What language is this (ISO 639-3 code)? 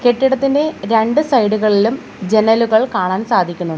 mal